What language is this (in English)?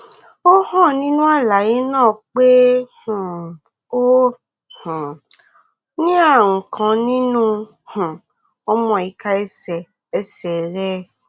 Yoruba